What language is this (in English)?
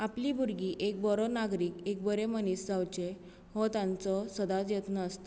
Konkani